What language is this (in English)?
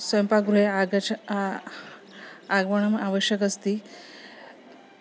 Sanskrit